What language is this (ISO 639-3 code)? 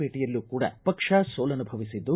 kan